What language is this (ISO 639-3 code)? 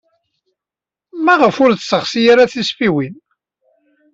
kab